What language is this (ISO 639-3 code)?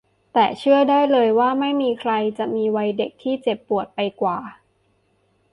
tha